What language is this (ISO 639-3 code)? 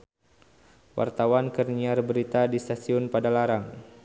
sun